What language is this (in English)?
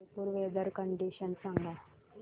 Marathi